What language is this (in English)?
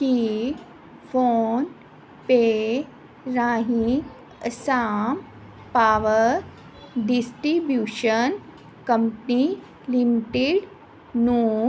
Punjabi